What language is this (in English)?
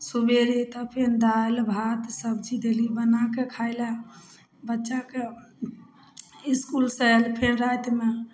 Maithili